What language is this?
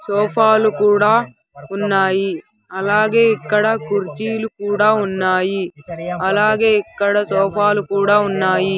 Telugu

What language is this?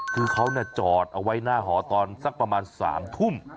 Thai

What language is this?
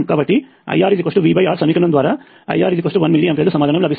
Telugu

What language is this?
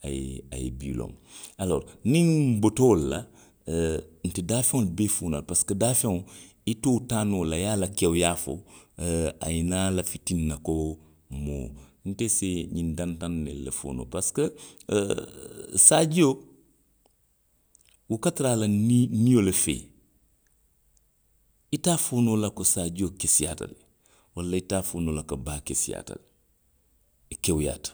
Western Maninkakan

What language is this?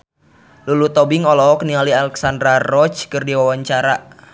Sundanese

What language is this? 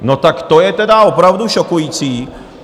Czech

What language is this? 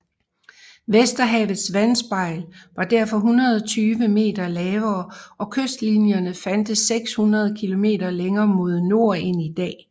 Danish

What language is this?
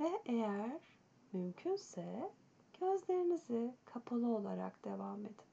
Turkish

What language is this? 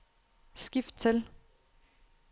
Danish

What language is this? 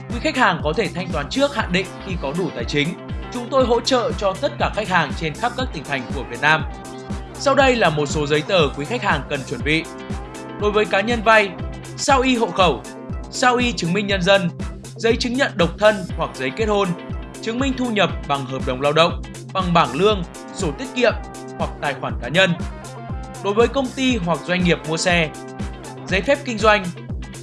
Vietnamese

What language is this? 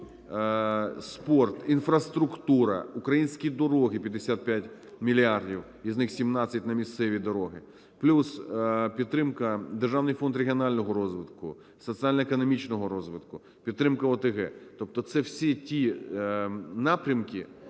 Ukrainian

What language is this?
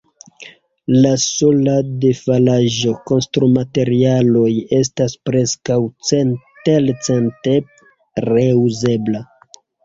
Esperanto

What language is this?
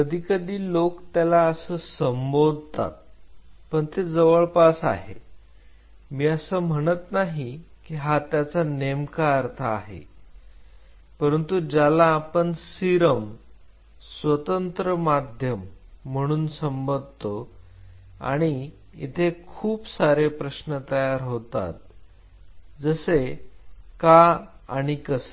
Marathi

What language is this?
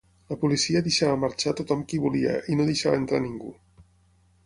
Catalan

